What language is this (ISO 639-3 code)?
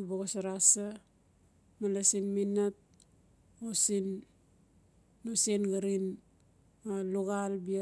ncf